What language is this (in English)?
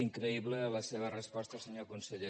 Catalan